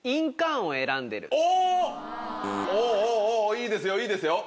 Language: Japanese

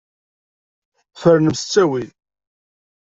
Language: Kabyle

